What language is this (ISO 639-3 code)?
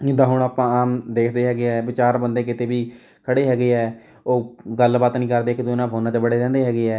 pan